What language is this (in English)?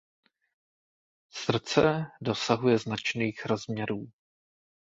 Czech